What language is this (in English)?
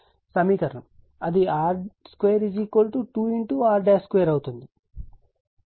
Telugu